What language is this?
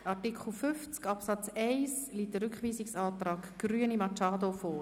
Swiss German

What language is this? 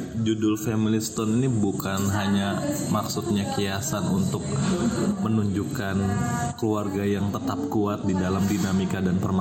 Indonesian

